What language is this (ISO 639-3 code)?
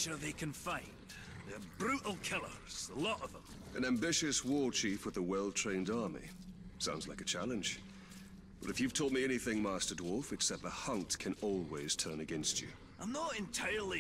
pol